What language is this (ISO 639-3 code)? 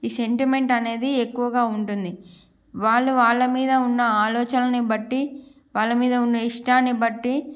tel